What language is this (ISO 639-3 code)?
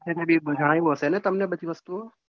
guj